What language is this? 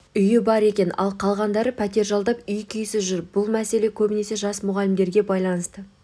Kazakh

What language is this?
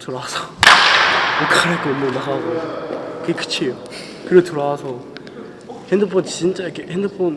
Korean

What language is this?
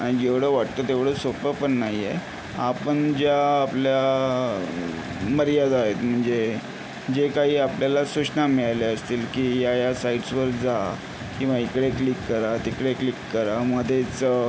Marathi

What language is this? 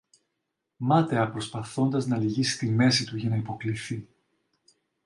Greek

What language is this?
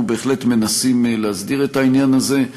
Hebrew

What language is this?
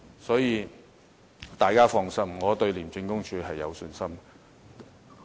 Cantonese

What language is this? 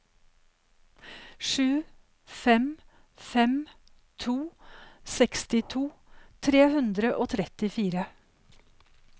Norwegian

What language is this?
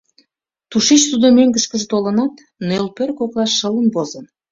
Mari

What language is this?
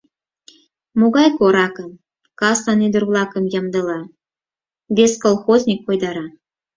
Mari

